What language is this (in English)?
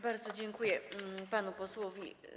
Polish